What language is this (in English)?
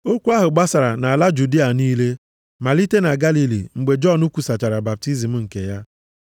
Igbo